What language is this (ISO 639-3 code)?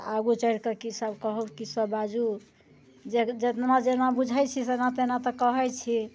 mai